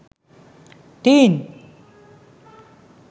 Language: Sinhala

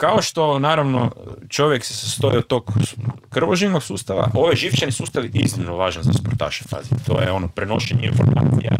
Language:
Croatian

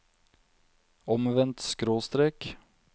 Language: Norwegian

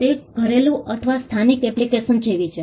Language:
Gujarati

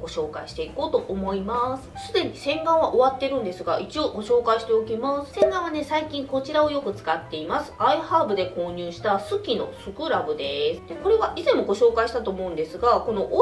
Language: Japanese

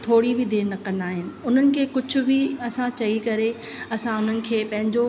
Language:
Sindhi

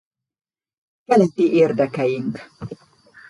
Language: Hungarian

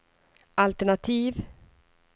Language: Swedish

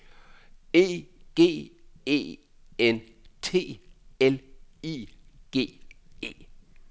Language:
Danish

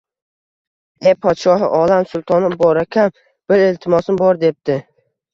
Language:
Uzbek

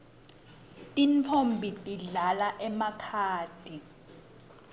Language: Swati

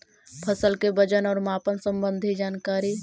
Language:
Magahi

